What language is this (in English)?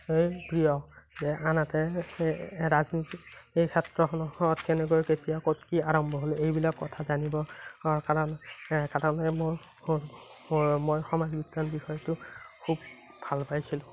Assamese